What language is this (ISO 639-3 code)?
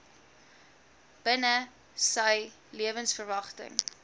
afr